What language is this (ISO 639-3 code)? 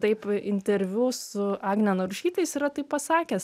lit